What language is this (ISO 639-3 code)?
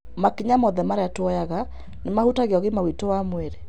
kik